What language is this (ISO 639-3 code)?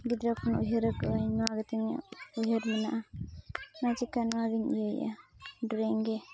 sat